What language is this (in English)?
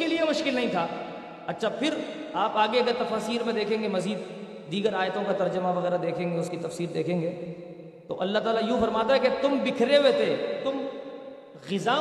Urdu